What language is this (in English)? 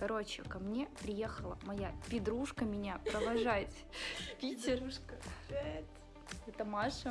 Russian